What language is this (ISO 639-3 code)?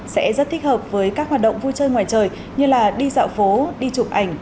vie